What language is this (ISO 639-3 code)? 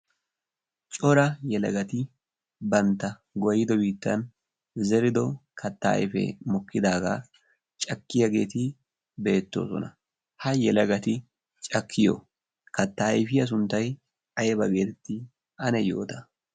wal